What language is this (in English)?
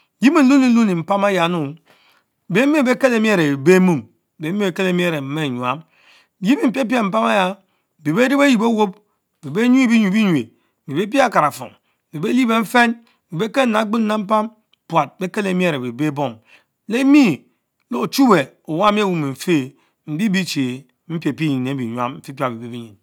Mbe